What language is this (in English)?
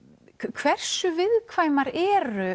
Icelandic